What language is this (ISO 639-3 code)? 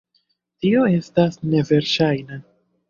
epo